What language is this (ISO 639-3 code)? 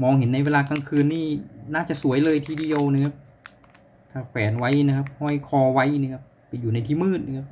tha